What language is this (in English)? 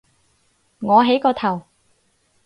Cantonese